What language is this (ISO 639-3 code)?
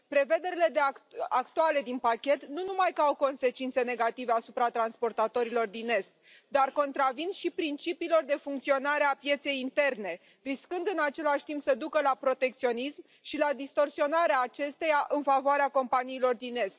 ron